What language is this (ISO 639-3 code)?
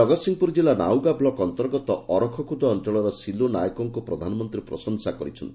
ori